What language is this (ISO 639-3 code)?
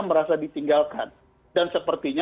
ind